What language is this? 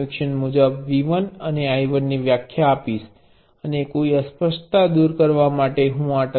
Gujarati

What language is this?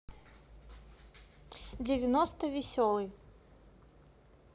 Russian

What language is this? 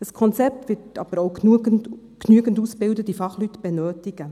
Swiss German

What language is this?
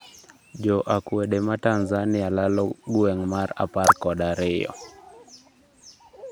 Luo (Kenya and Tanzania)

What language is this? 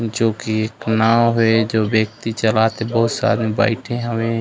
Chhattisgarhi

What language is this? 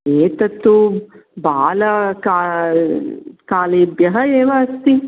Sanskrit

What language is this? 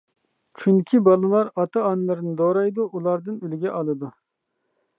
Uyghur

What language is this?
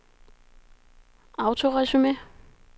Danish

